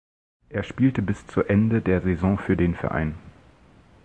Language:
German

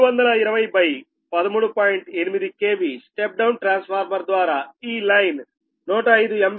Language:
Telugu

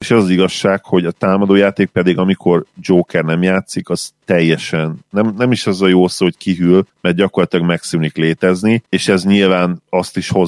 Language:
Hungarian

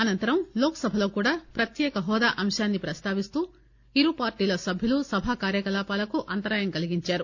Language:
Telugu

